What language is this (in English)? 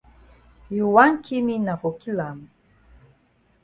Cameroon Pidgin